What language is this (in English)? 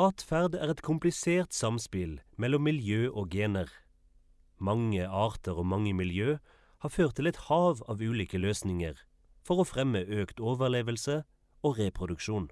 Norwegian